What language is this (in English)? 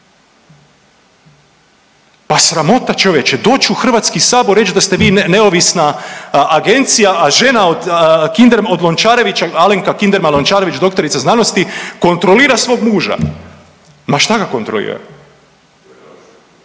Croatian